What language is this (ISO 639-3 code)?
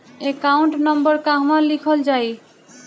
bho